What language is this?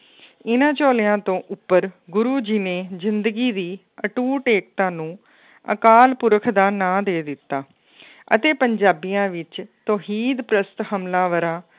Punjabi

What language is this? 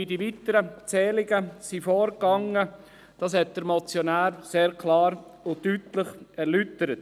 Swiss German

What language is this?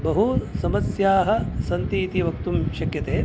Sanskrit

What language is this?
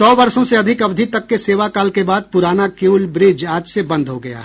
Hindi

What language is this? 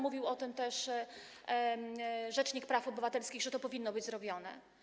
Polish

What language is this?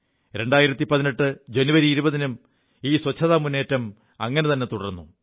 Malayalam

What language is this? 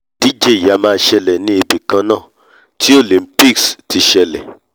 Yoruba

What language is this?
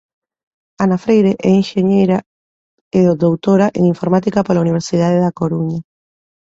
Galician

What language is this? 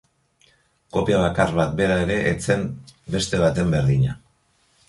Basque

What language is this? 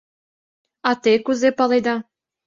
Mari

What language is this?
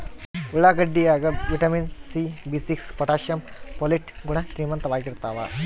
Kannada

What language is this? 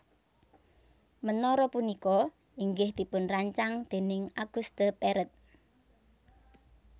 Javanese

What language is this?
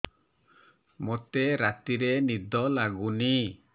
Odia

